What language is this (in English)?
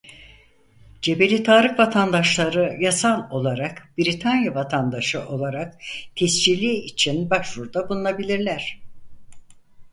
Turkish